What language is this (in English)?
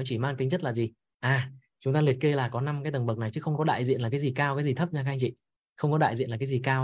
Vietnamese